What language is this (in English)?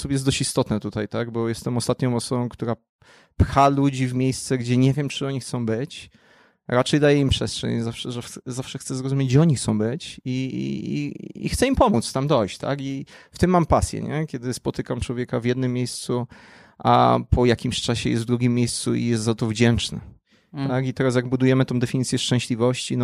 Polish